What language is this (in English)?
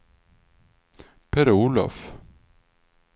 Swedish